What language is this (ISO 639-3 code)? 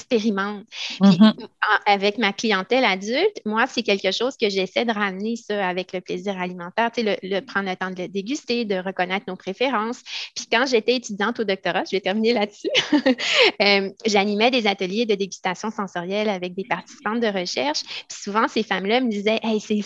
fra